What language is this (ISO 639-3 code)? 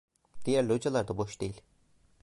tur